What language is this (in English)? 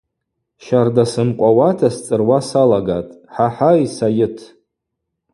Abaza